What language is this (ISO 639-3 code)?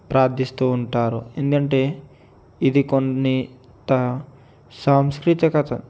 tel